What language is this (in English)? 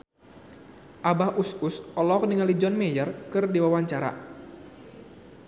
Sundanese